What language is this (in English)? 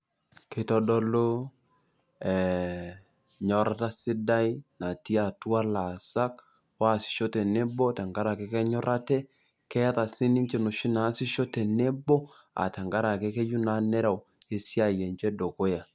Masai